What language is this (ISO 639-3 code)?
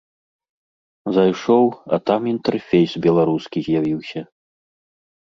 bel